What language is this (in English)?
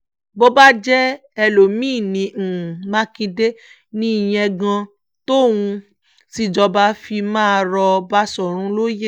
Yoruba